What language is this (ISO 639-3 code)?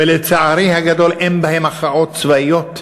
heb